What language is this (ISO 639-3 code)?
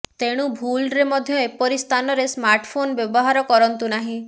ori